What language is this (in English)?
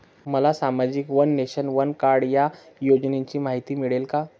Marathi